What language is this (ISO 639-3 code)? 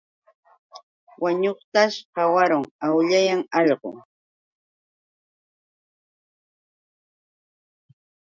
qux